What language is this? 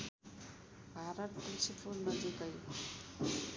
Nepali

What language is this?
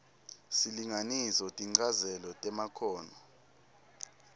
Swati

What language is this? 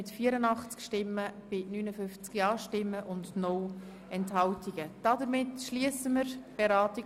Swiss German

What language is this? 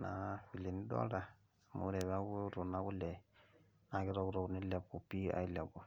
Masai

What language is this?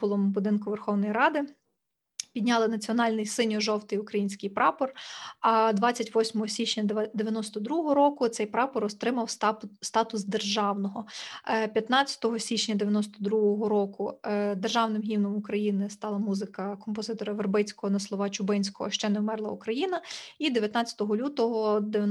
Ukrainian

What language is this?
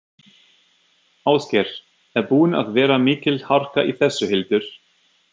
Icelandic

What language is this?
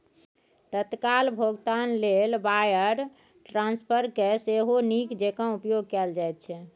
Maithili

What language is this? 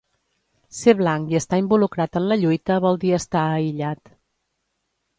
Catalan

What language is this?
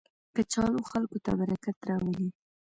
Pashto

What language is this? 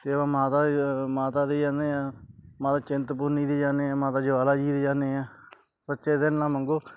Punjabi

